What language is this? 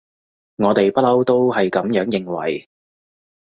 Cantonese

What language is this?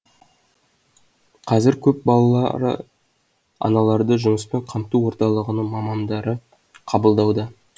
Kazakh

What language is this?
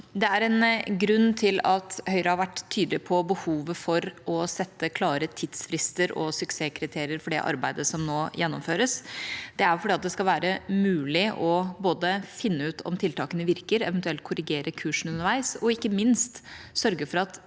Norwegian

